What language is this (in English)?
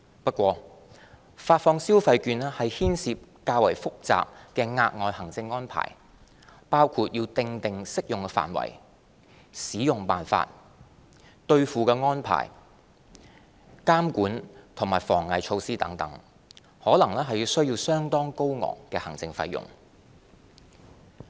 Cantonese